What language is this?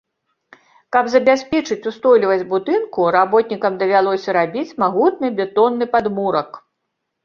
Belarusian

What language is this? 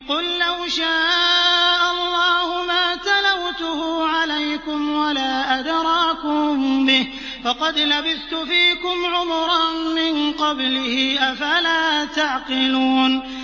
Arabic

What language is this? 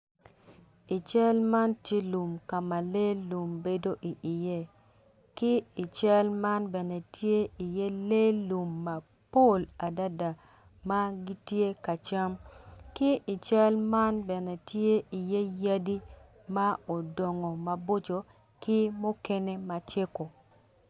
Acoli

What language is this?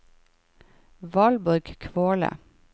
Norwegian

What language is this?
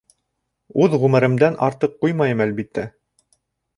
Bashkir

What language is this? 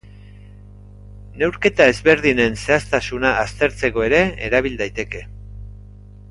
Basque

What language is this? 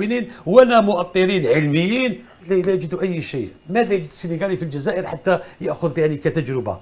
Arabic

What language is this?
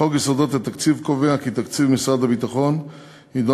Hebrew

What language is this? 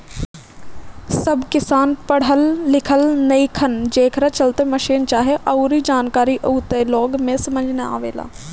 Bhojpuri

